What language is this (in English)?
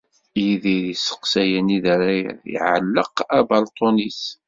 Kabyle